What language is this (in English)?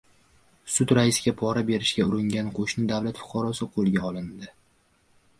Uzbek